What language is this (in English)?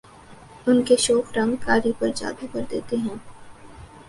Urdu